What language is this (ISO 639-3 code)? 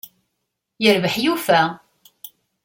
kab